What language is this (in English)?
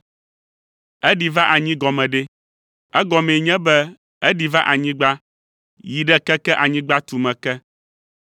Ewe